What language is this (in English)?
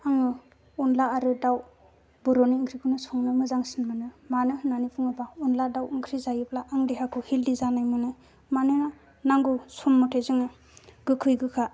Bodo